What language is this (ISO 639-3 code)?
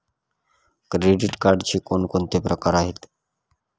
mar